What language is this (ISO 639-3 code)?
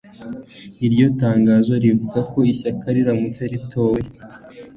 kin